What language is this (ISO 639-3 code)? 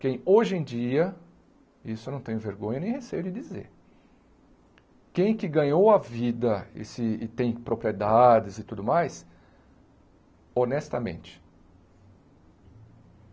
por